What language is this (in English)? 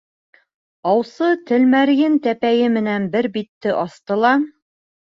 Bashkir